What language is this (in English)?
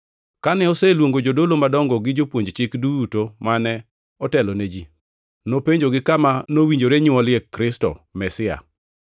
Luo (Kenya and Tanzania)